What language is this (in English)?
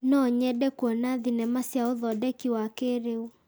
Kikuyu